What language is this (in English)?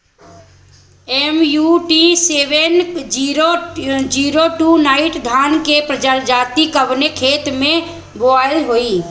Bhojpuri